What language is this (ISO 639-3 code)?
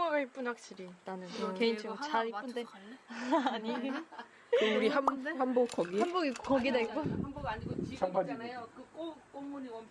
kor